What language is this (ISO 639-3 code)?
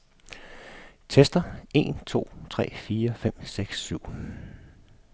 dan